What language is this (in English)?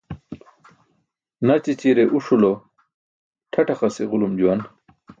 Burushaski